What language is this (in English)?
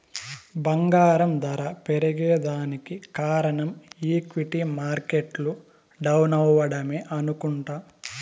Telugu